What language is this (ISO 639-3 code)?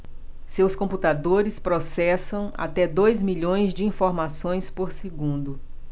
por